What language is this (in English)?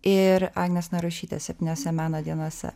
Lithuanian